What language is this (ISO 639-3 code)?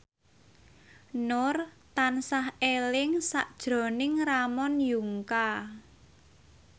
jav